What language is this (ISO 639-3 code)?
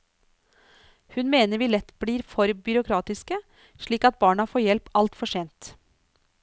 nor